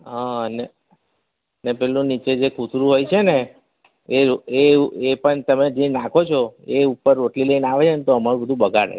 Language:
Gujarati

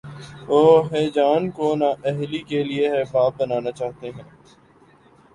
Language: Urdu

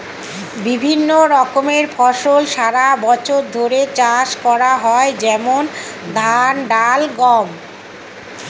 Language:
Bangla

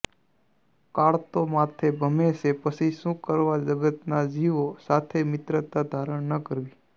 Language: Gujarati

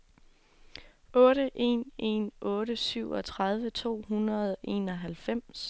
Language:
Danish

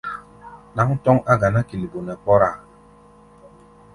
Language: Gbaya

